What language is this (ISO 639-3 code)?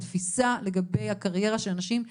heb